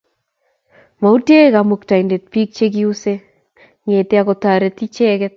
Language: Kalenjin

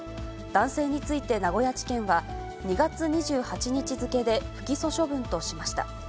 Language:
Japanese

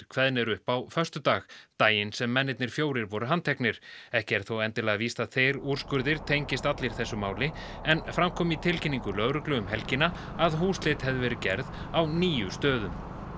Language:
Icelandic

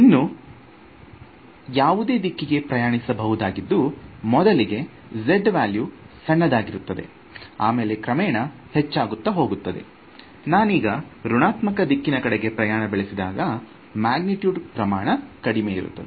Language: Kannada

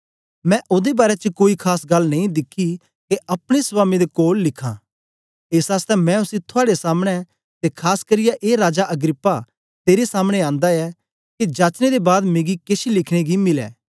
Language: Dogri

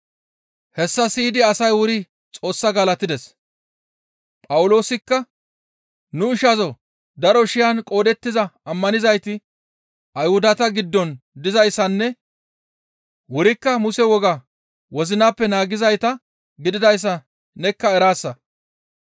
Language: Gamo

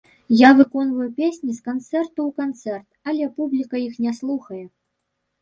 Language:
Belarusian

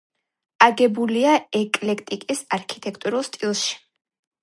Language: Georgian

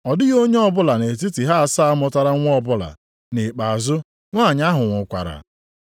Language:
Igbo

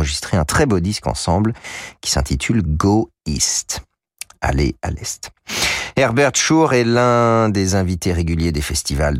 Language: French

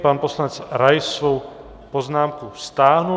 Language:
Czech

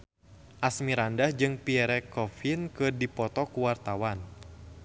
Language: Sundanese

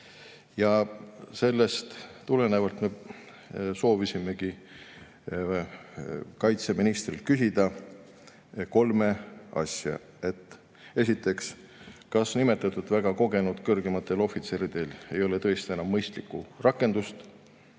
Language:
Estonian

